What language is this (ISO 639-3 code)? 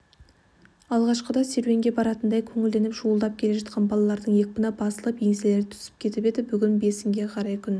kaz